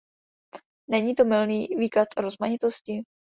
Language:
Czech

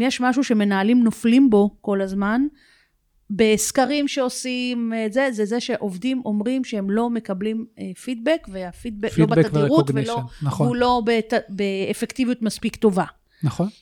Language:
Hebrew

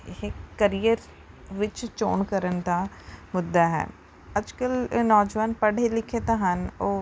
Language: Punjabi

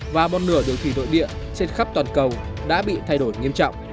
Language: Vietnamese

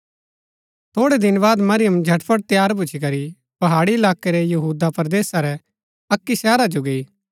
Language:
Gaddi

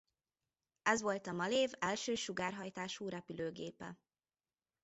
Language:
Hungarian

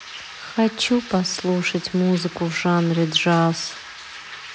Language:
Russian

